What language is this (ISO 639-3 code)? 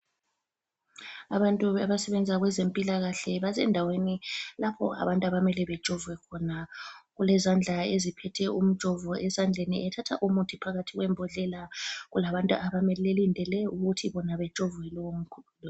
nde